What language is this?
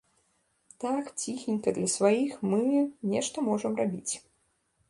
Belarusian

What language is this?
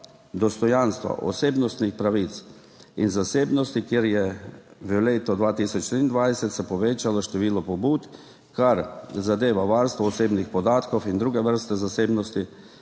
Slovenian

